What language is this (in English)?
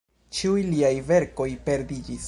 Esperanto